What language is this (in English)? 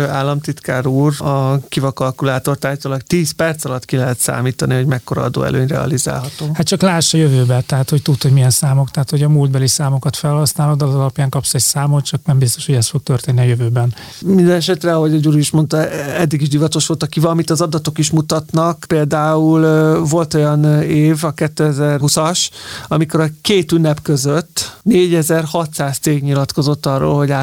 Hungarian